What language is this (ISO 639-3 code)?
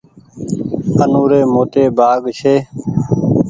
gig